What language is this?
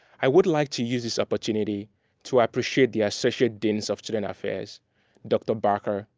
English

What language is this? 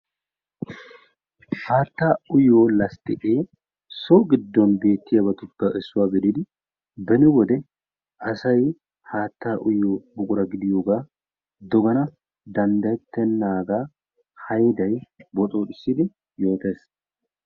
Wolaytta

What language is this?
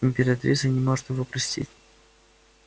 Russian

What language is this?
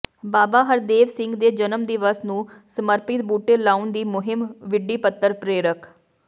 Punjabi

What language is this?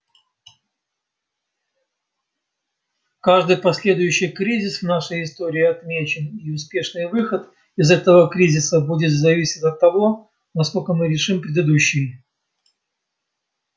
Russian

